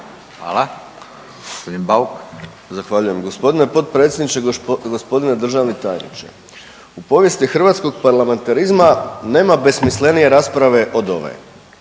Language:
Croatian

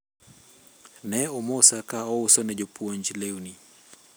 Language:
Luo (Kenya and Tanzania)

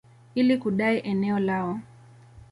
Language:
Swahili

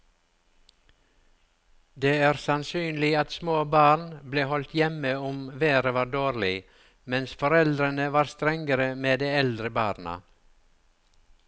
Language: Norwegian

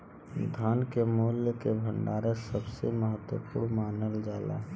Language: Bhojpuri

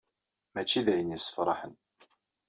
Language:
Kabyle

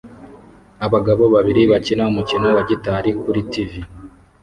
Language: Kinyarwanda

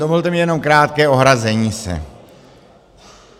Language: Czech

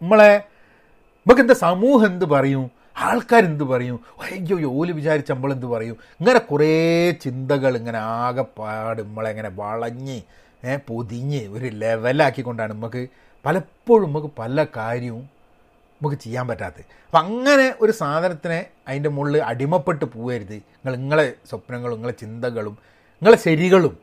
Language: Malayalam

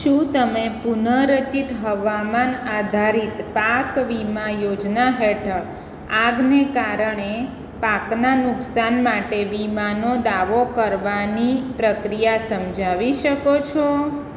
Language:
Gujarati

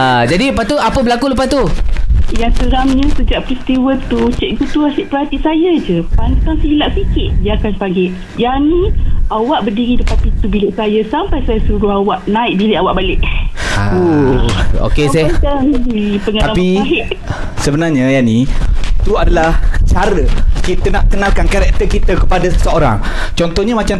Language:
Malay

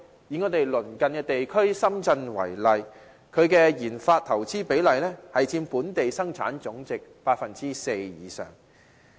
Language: Cantonese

